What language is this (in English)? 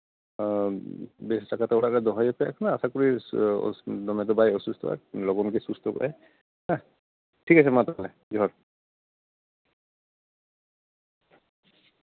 Santali